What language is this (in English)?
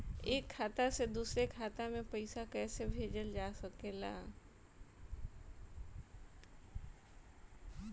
Bhojpuri